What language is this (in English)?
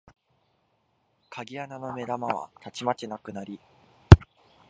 Japanese